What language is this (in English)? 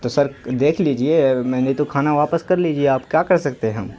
Urdu